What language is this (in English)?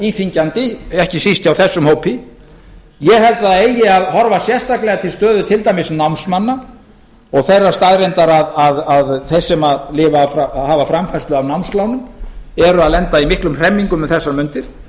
Icelandic